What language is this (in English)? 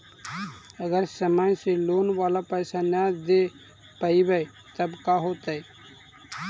Magahi